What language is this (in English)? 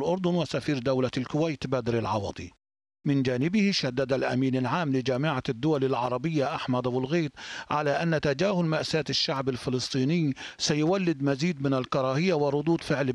Arabic